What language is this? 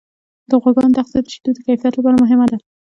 Pashto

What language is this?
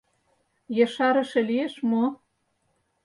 Mari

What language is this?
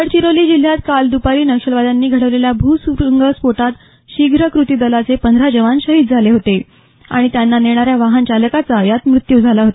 Marathi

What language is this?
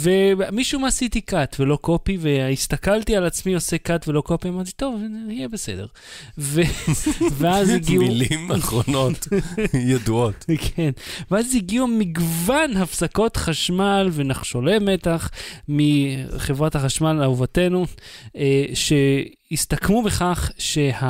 Hebrew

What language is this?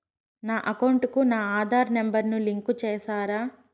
Telugu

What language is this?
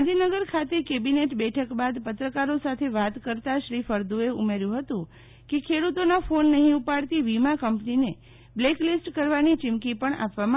Gujarati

